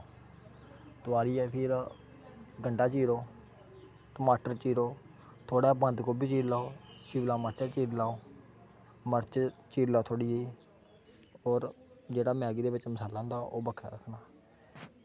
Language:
Dogri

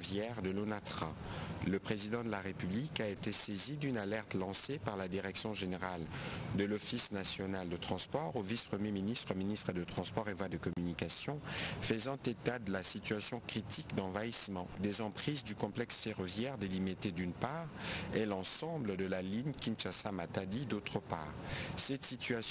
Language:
French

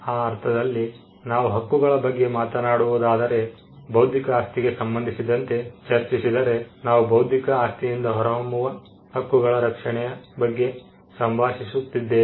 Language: Kannada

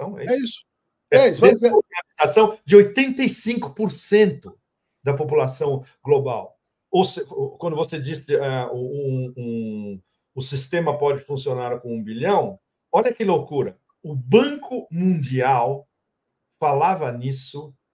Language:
Portuguese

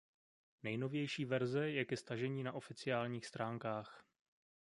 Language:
Czech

